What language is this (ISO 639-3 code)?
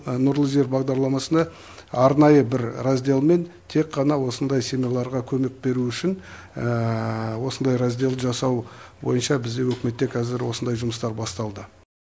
kaz